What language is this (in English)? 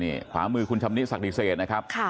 Thai